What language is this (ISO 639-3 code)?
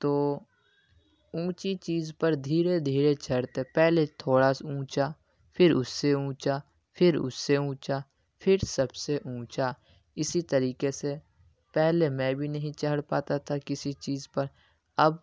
urd